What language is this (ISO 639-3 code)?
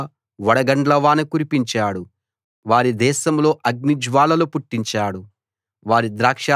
tel